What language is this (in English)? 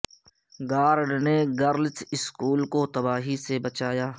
Urdu